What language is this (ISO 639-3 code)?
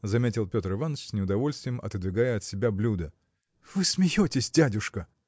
rus